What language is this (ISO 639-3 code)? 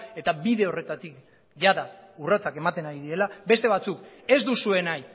eus